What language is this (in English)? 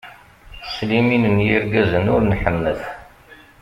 Kabyle